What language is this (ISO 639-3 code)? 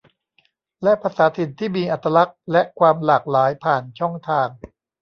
tha